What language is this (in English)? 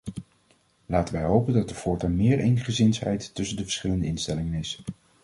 Dutch